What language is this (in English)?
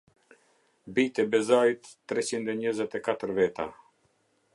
Albanian